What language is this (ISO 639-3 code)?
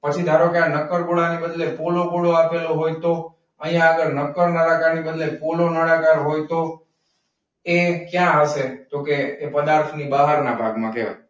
guj